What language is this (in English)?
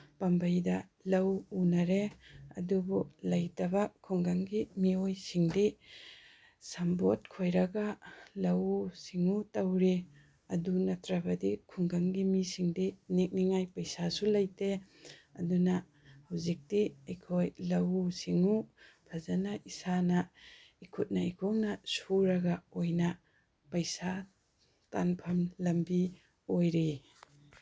Manipuri